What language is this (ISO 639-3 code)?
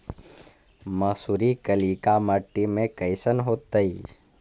mag